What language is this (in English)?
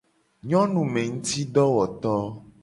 Gen